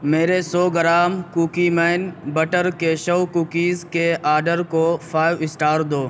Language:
Urdu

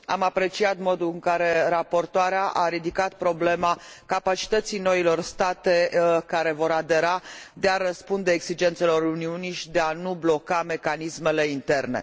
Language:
Romanian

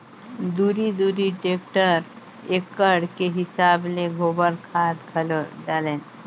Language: Chhattisgarhi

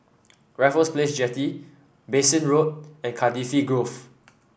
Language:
English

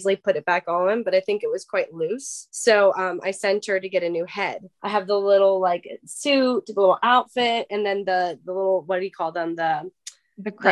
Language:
English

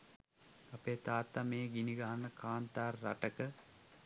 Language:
Sinhala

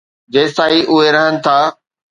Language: Sindhi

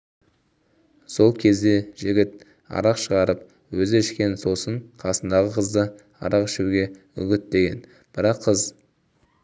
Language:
Kazakh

